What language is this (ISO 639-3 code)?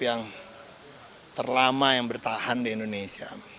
ind